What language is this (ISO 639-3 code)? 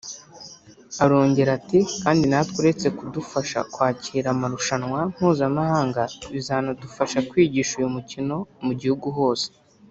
kin